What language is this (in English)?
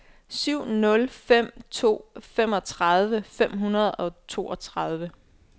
Danish